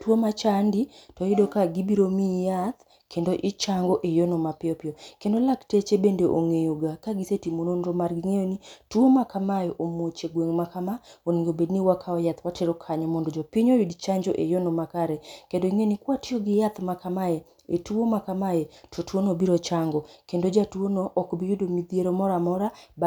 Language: Luo (Kenya and Tanzania)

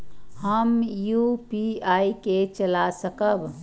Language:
Maithili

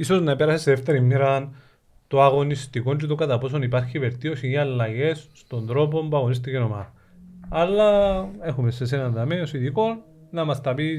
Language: Greek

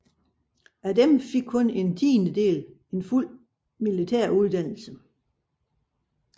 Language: Danish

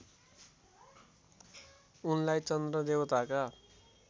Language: Nepali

